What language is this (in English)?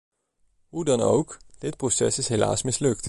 Dutch